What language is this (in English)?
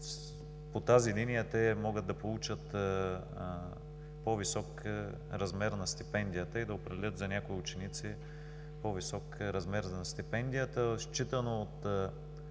Bulgarian